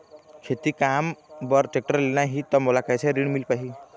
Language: Chhattisgarhi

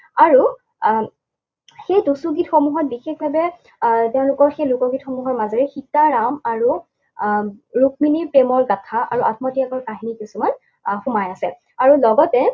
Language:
Assamese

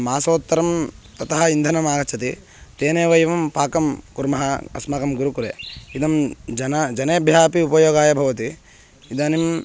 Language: Sanskrit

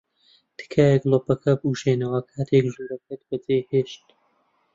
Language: Central Kurdish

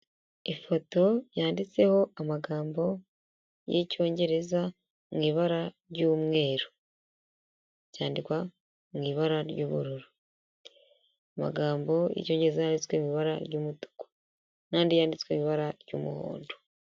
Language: Kinyarwanda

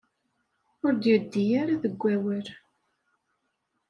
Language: Kabyle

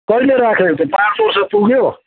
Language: Nepali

